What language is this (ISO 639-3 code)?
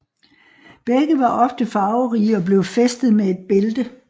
dan